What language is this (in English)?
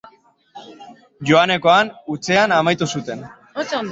Basque